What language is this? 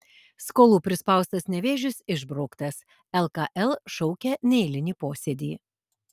Lithuanian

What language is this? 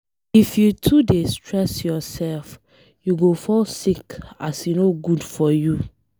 Nigerian Pidgin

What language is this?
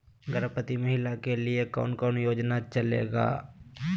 Magahi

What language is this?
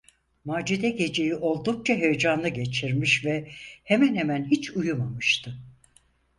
Turkish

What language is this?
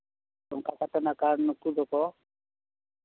Santali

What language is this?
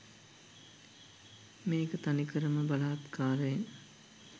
Sinhala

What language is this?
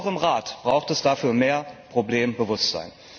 German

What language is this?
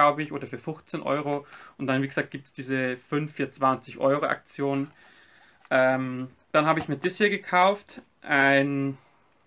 German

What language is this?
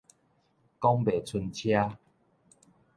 Min Nan Chinese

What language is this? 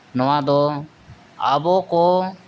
Santali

